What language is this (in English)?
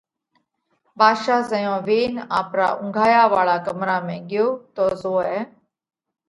Parkari Koli